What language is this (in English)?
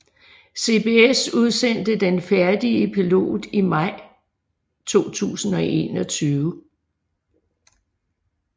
Danish